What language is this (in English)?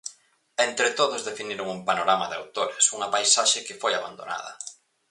Galician